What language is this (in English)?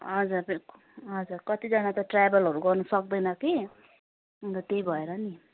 Nepali